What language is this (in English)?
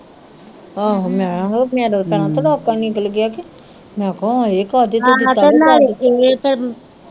Punjabi